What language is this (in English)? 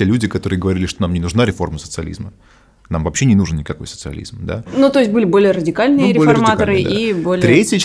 Russian